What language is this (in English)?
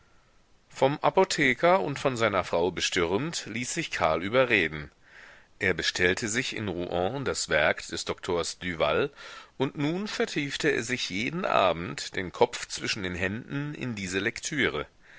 German